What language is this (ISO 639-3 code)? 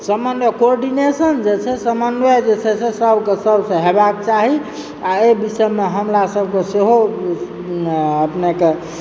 mai